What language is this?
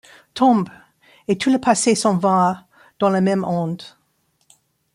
French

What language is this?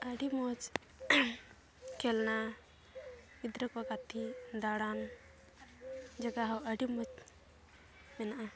Santali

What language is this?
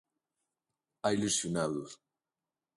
Galician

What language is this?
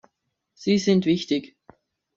German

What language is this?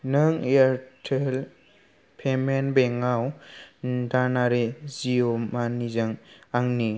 Bodo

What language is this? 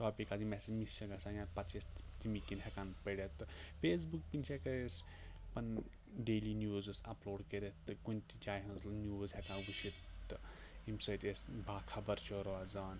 Kashmiri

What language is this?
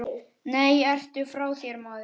Icelandic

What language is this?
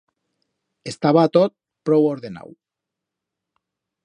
Aragonese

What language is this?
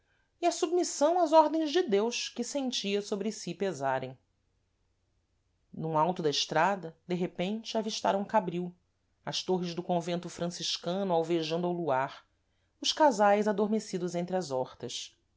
Portuguese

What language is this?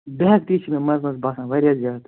Kashmiri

